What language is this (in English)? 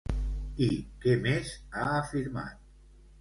Catalan